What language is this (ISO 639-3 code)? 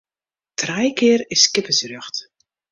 fry